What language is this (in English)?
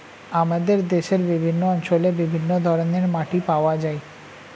Bangla